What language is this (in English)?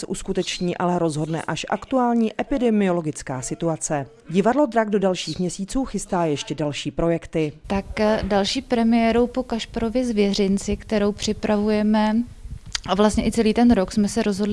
Czech